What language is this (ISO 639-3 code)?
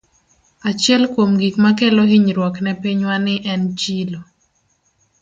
luo